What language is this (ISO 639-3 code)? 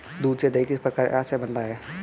hin